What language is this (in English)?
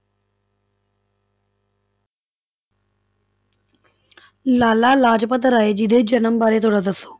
Punjabi